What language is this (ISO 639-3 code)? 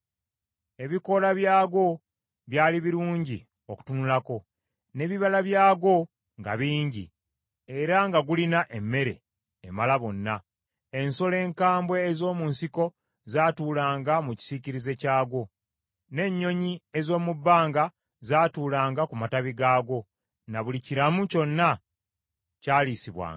lug